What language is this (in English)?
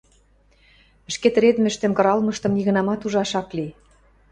Western Mari